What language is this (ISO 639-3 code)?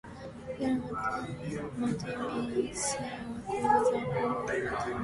eng